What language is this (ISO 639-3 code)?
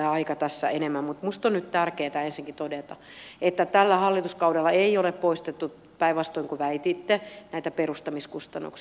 fin